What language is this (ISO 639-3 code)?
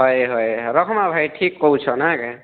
ori